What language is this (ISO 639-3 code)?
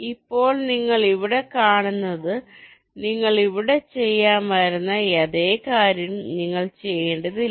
mal